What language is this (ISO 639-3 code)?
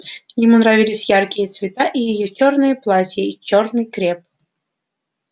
rus